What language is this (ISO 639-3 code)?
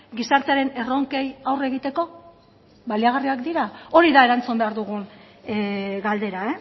eus